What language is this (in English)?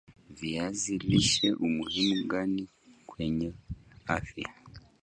Swahili